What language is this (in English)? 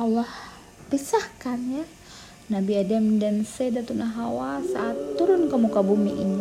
Indonesian